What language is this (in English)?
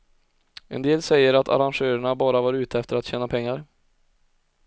Swedish